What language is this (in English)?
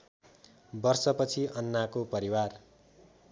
Nepali